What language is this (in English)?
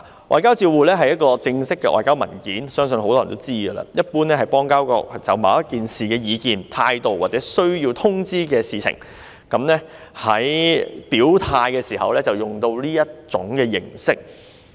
Cantonese